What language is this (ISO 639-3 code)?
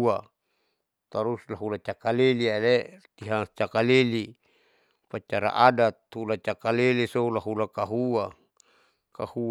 sau